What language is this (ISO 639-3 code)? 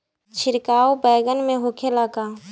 bho